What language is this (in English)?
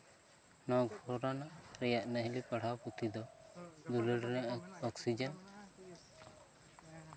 Santali